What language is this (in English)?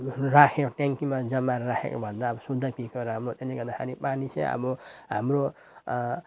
Nepali